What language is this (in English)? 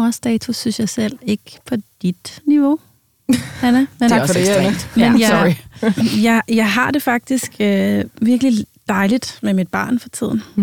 Danish